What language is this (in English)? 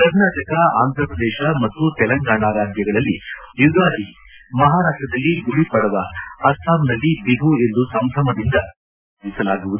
Kannada